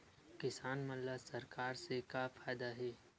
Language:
Chhattisgarhi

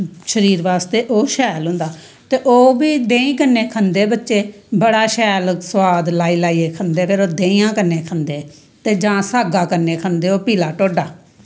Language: Dogri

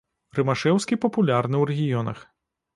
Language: Belarusian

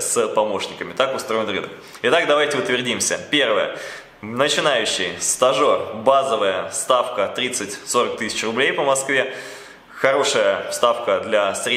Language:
Russian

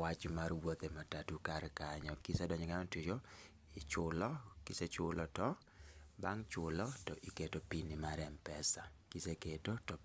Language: Luo (Kenya and Tanzania)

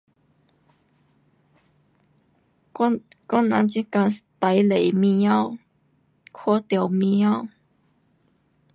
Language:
Pu-Xian Chinese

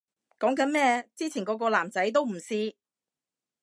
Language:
Cantonese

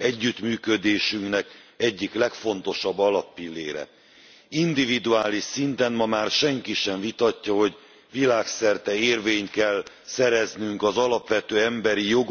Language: Hungarian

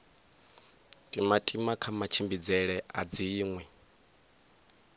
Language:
Venda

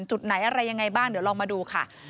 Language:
Thai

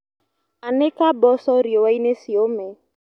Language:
Kikuyu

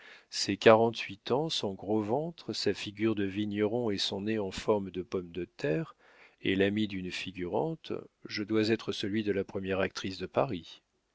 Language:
French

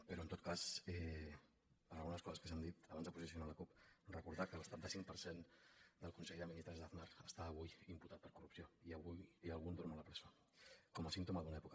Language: Catalan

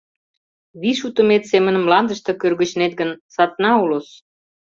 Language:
Mari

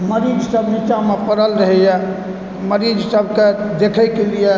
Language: Maithili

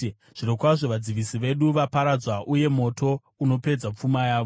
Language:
Shona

